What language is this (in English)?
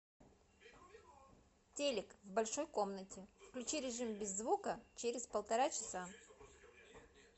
Russian